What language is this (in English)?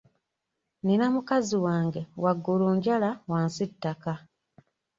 Ganda